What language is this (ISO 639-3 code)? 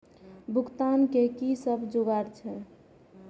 mai